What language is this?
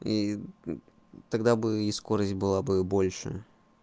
Russian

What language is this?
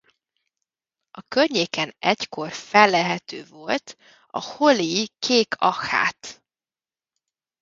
Hungarian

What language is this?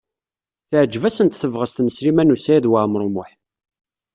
Kabyle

